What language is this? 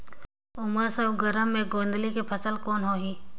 Chhattisgarhi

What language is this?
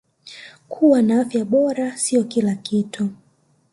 Swahili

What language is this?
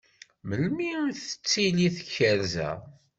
Kabyle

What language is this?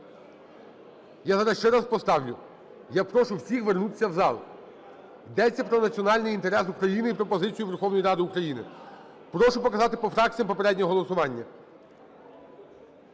Ukrainian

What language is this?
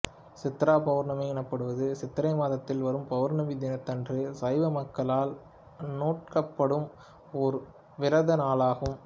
Tamil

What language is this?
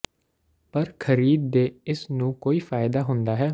Punjabi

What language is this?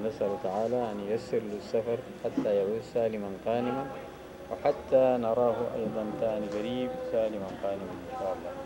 Arabic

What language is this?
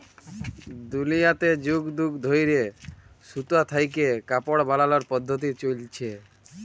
Bangla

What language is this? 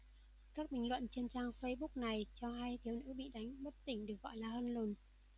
Vietnamese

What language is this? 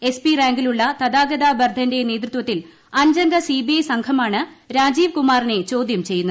Malayalam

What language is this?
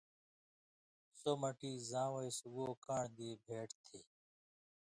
Indus Kohistani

